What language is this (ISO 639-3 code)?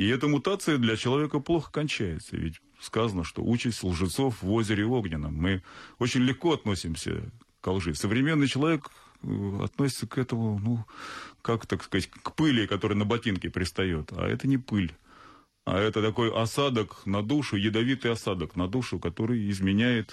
rus